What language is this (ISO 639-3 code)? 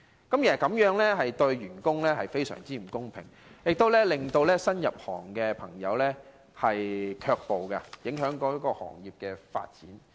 yue